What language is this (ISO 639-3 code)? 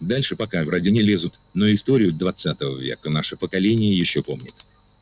rus